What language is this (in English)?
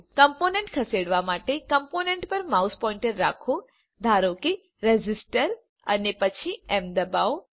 Gujarati